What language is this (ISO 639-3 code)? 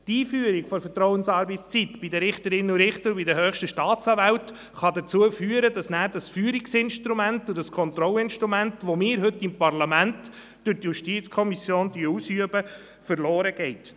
gsw